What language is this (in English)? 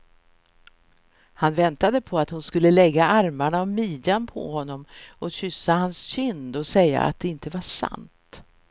Swedish